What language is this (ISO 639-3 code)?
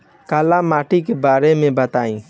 bho